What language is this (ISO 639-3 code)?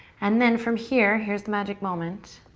eng